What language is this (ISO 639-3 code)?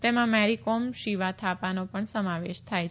guj